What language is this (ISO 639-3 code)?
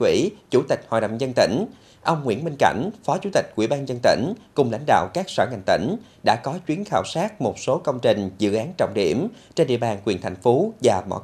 vie